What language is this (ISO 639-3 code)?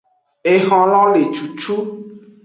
ajg